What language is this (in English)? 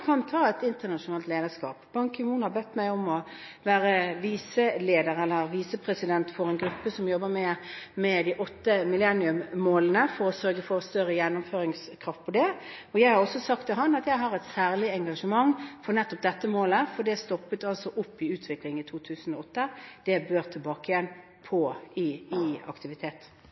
Norwegian